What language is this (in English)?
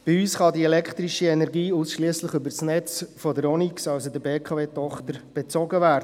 Swiss German